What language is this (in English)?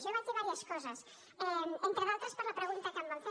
Catalan